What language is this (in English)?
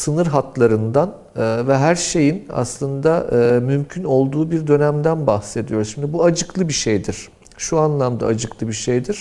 Turkish